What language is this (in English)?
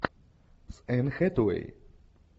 Russian